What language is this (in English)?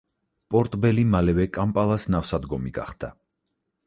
Georgian